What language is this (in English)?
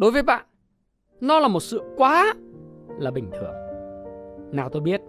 Vietnamese